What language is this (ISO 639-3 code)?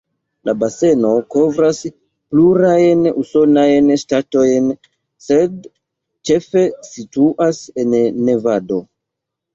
epo